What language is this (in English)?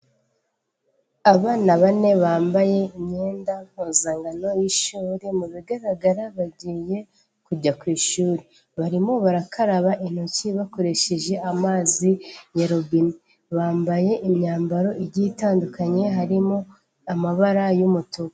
Kinyarwanda